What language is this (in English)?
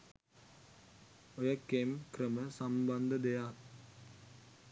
Sinhala